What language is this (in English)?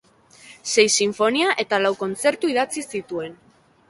Basque